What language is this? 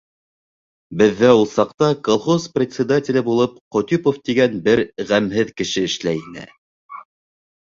Bashkir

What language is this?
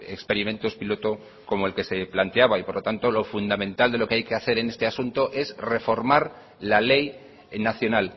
Spanish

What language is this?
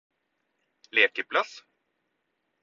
Norwegian Bokmål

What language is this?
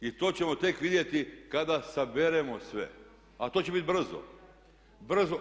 Croatian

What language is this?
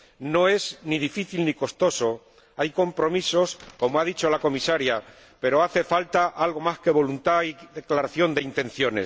Spanish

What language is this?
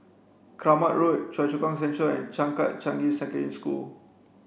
English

